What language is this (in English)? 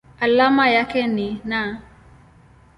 Swahili